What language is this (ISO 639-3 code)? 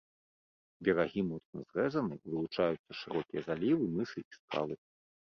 bel